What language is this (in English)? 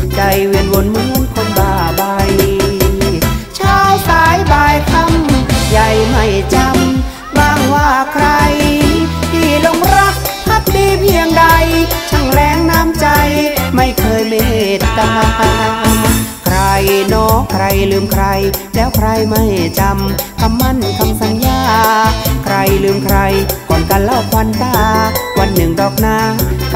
Thai